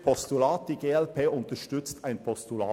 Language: Swiss German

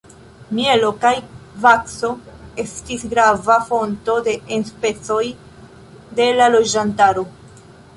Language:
Esperanto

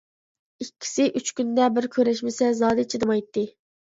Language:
Uyghur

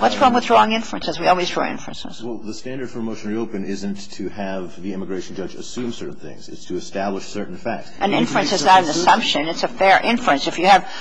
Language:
English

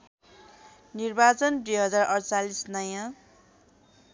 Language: Nepali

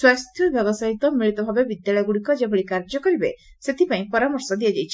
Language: Odia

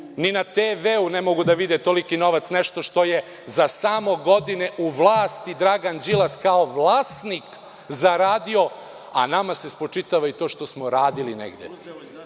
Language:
Serbian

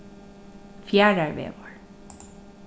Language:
Faroese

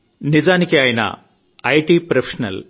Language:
Telugu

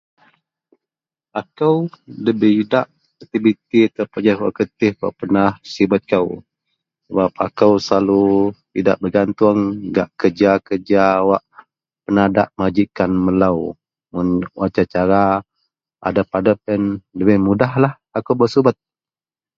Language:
Central Melanau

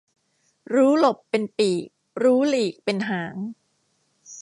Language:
Thai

